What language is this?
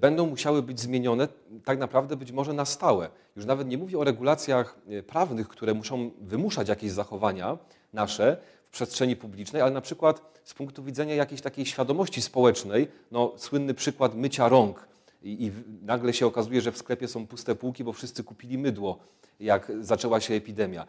Polish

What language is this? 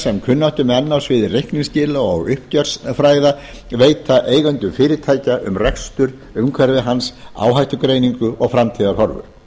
Icelandic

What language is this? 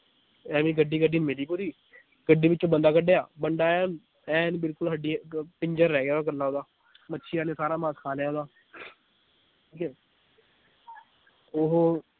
Punjabi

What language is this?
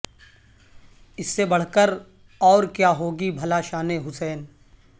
Urdu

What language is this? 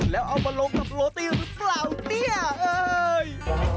Thai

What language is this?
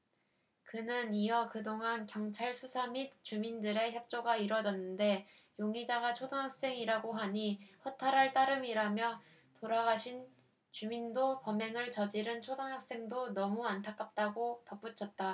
Korean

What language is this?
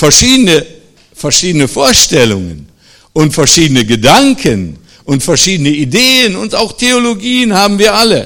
German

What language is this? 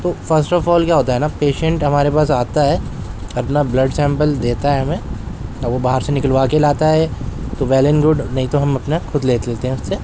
Urdu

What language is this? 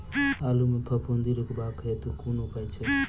Maithili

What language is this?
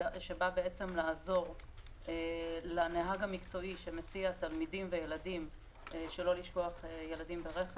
Hebrew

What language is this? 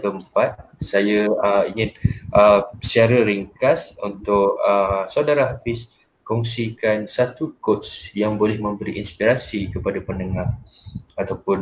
Malay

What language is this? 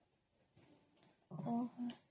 Odia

